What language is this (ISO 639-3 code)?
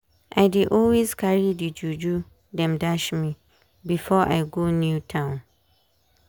pcm